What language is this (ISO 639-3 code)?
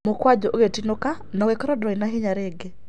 kik